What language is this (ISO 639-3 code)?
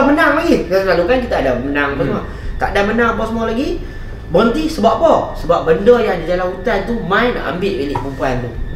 msa